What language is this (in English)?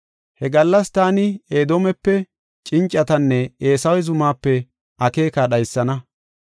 Gofa